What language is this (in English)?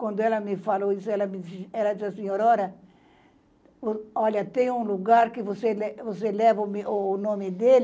Portuguese